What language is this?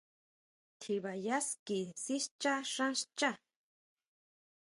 Huautla Mazatec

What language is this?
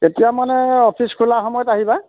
Assamese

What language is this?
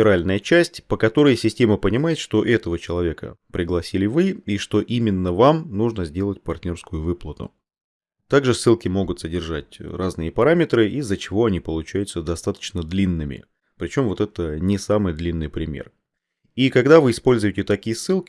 Russian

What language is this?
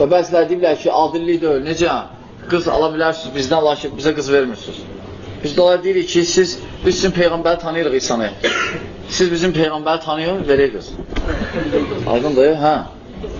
Turkish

